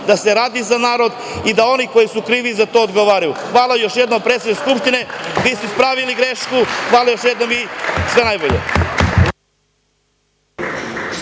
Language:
Serbian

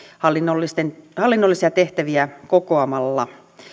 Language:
Finnish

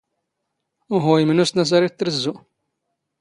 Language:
Standard Moroccan Tamazight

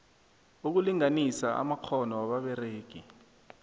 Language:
South Ndebele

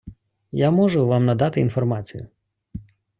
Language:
Ukrainian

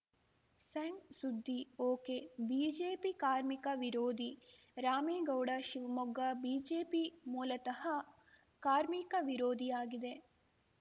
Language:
Kannada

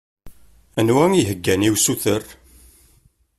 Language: Kabyle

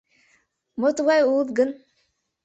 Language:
Mari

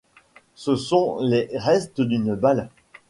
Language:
French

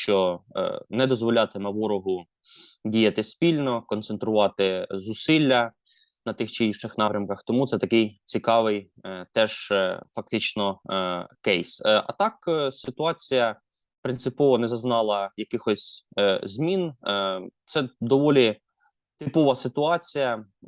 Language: Ukrainian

